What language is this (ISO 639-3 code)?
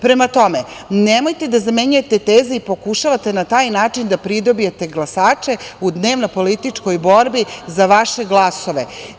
srp